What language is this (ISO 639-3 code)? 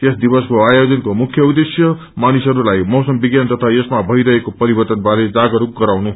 nep